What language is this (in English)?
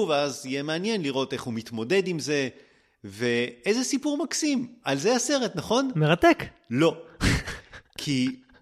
Hebrew